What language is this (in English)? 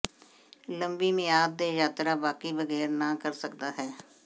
Punjabi